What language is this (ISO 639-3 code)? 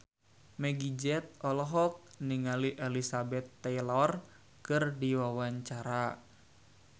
sun